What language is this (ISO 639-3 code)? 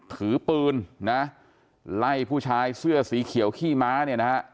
tha